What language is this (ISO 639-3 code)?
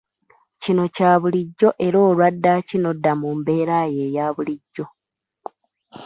lug